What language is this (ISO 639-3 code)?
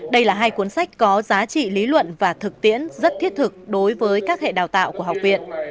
vie